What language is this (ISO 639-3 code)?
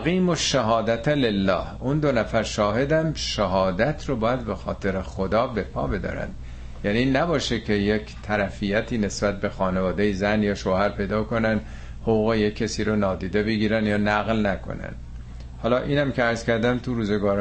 fas